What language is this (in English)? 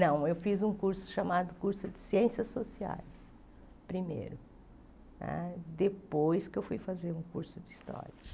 Portuguese